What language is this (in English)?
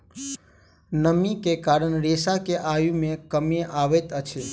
Maithili